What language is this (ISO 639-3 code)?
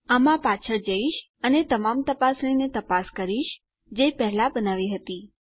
guj